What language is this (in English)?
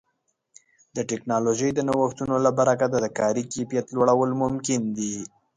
Pashto